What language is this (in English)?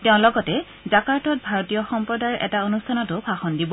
Assamese